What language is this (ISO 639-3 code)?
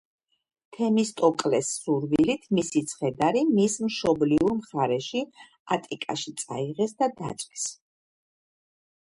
kat